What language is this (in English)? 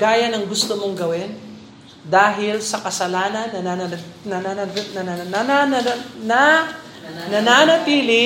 Filipino